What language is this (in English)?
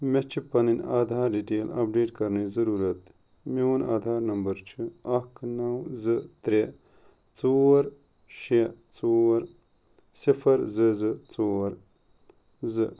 Kashmiri